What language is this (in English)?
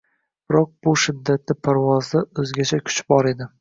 Uzbek